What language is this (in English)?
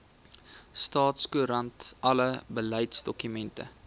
Afrikaans